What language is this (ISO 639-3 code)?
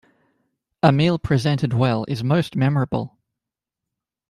eng